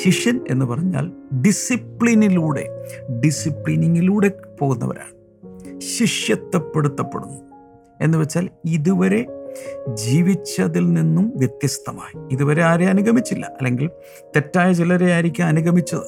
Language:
Malayalam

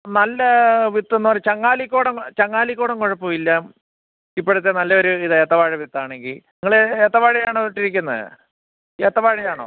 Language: Malayalam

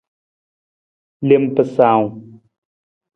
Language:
Nawdm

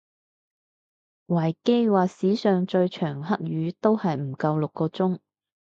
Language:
Cantonese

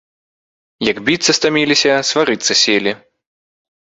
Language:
Belarusian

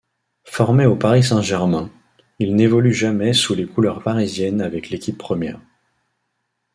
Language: French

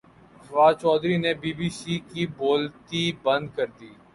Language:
Urdu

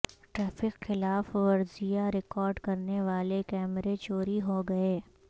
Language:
Urdu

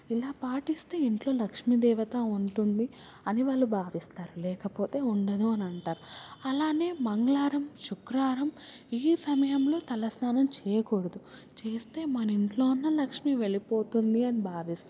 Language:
Telugu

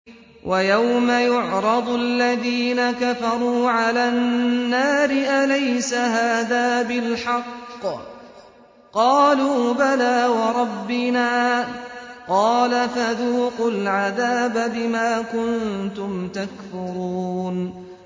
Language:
Arabic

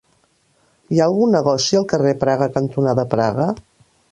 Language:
Catalan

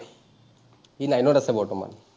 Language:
Assamese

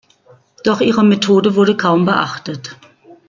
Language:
German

